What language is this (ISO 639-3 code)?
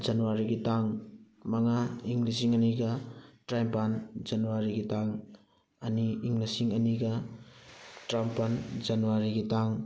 mni